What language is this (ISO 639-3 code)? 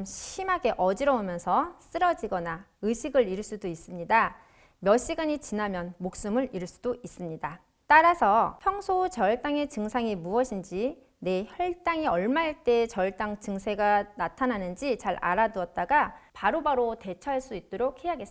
kor